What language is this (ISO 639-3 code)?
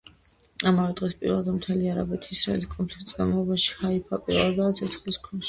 kat